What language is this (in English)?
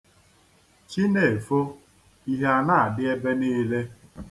Igbo